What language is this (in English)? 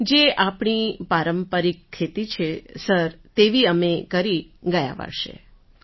Gujarati